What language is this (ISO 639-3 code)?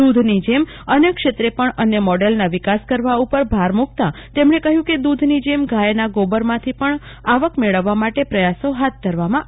guj